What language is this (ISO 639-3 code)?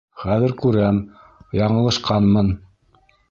bak